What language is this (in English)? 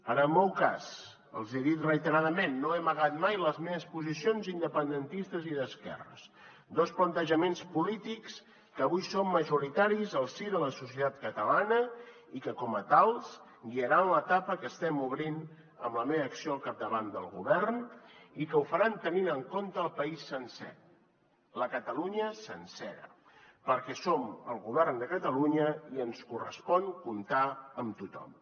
Catalan